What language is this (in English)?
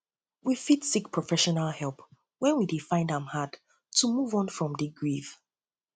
Nigerian Pidgin